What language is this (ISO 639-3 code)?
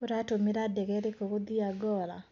kik